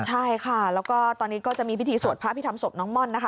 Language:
Thai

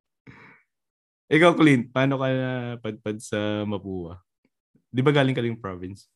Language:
Filipino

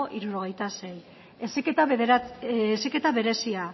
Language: Basque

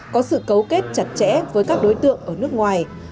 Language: Vietnamese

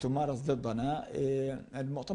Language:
Hebrew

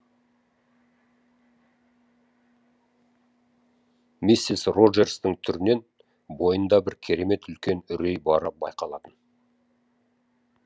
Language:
Kazakh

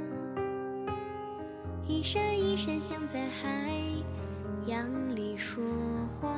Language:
Chinese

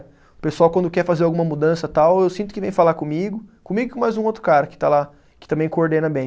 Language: Portuguese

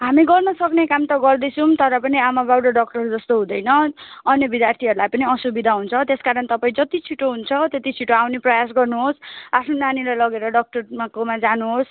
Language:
Nepali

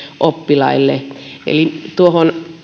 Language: Finnish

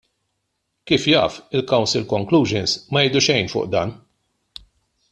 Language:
Maltese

